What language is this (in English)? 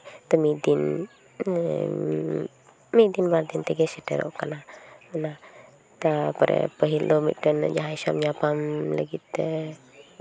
Santali